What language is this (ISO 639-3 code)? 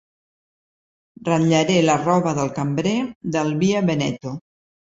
cat